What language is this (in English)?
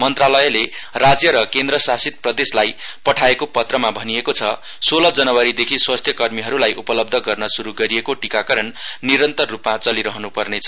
Nepali